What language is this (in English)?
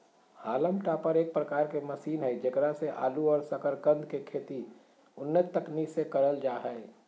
Magahi